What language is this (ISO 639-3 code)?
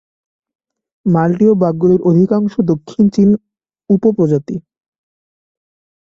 ben